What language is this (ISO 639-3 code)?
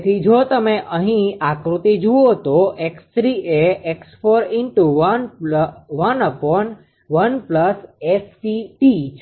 guj